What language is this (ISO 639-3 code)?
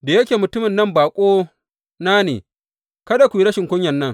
hau